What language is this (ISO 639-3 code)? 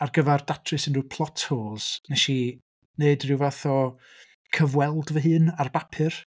cym